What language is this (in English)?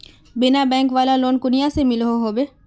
Magahi